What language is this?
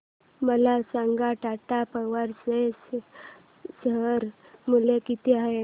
Marathi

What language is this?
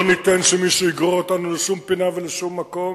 Hebrew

